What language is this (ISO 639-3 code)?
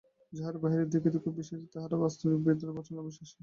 ben